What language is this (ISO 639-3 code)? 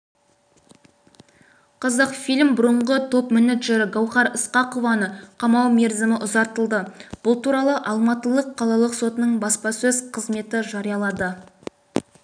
kaz